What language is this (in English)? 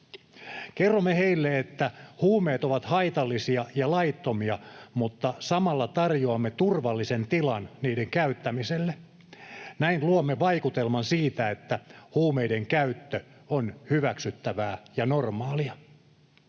Finnish